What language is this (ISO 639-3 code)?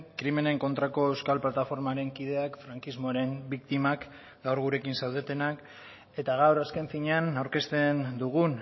eus